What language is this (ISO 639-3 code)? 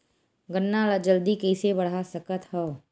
hne